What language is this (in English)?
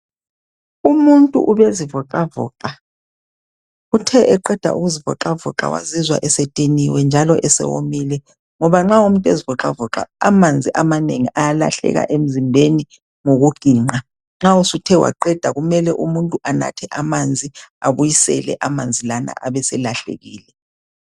North Ndebele